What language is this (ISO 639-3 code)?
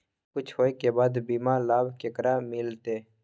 mai